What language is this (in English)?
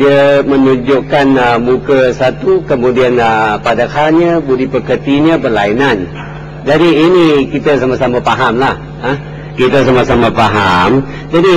Malay